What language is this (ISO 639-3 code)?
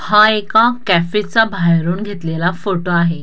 mar